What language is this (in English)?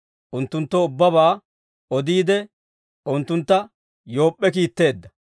Dawro